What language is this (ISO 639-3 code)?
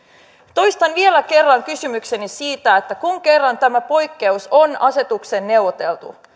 fin